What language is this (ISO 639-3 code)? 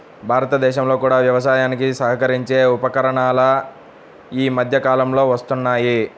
tel